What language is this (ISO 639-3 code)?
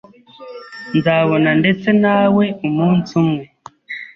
kin